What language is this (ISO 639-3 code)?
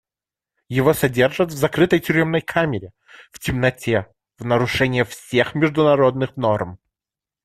rus